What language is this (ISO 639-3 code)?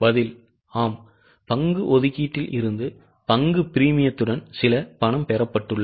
tam